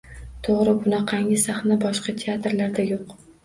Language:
Uzbek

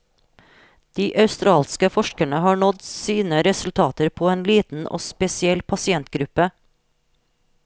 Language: Norwegian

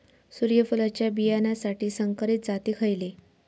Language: Marathi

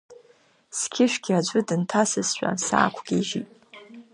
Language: Abkhazian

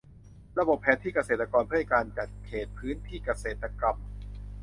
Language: Thai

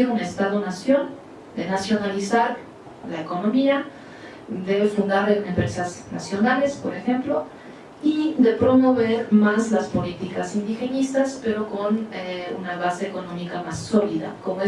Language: Spanish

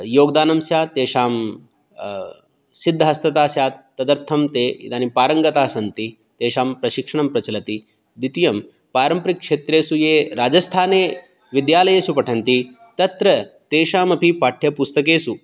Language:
Sanskrit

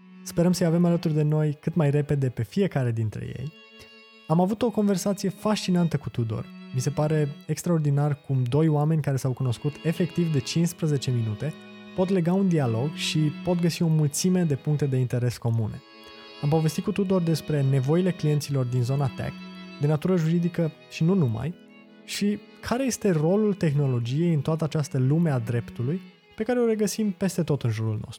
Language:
Romanian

